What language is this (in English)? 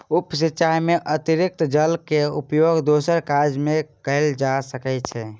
Maithili